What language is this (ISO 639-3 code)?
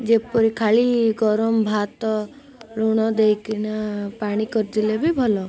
ori